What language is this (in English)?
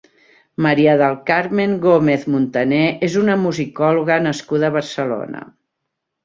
Catalan